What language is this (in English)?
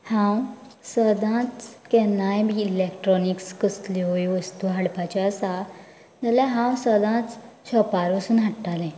Konkani